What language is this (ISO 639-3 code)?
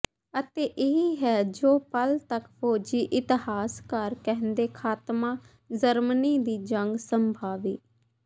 pan